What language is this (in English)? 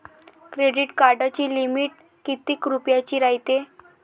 Marathi